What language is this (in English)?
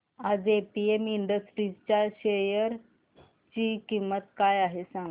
Marathi